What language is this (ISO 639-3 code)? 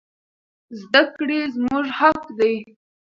pus